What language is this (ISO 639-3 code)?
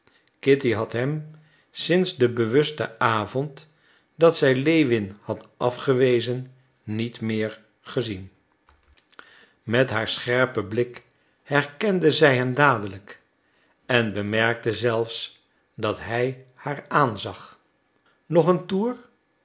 nld